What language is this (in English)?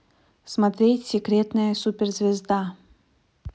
Russian